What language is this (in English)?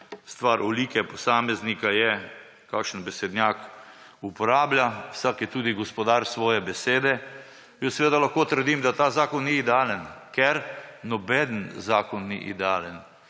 Slovenian